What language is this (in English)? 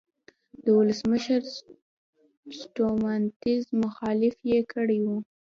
Pashto